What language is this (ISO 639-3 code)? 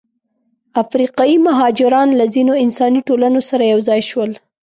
pus